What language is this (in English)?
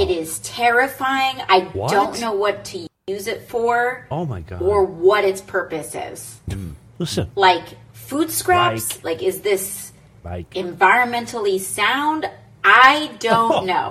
English